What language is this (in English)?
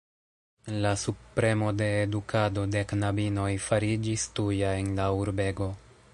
Esperanto